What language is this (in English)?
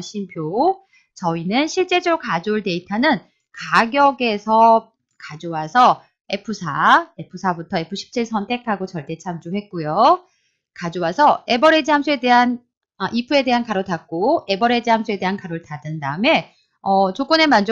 Korean